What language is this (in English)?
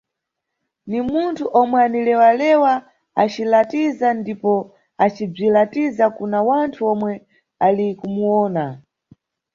Nyungwe